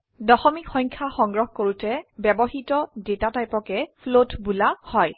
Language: Assamese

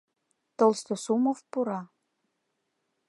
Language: Mari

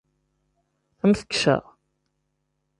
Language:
Kabyle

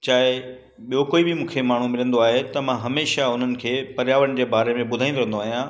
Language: Sindhi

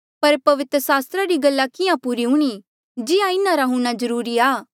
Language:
Mandeali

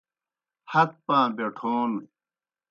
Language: Kohistani Shina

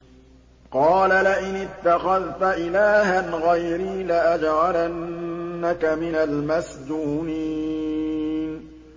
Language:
Arabic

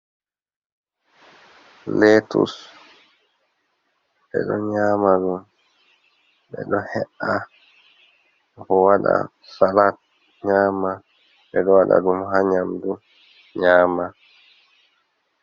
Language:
Fula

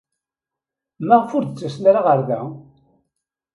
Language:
Kabyle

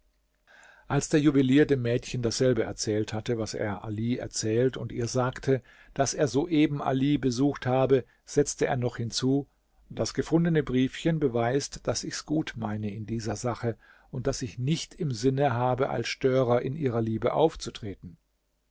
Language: German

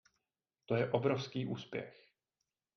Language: Czech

